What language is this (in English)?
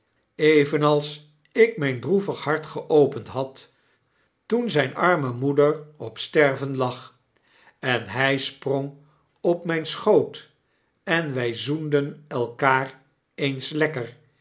Dutch